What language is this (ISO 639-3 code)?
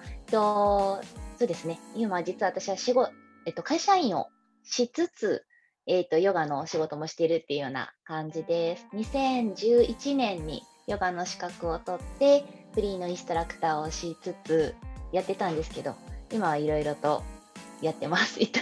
jpn